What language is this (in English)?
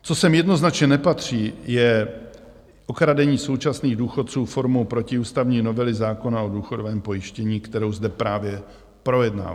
Czech